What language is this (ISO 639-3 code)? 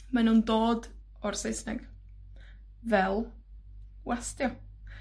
cym